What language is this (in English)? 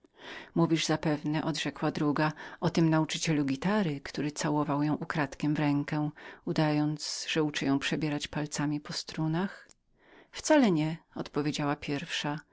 Polish